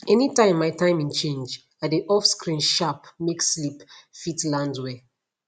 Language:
Nigerian Pidgin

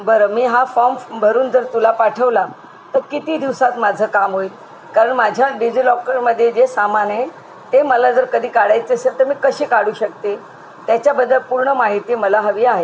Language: Marathi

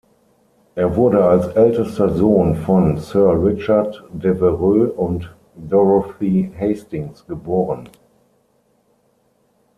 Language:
German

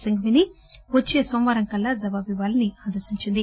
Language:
Telugu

